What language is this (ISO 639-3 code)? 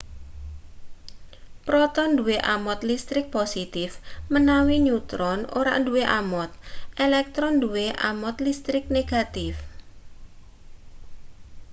jav